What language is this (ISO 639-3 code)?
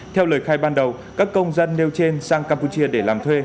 vie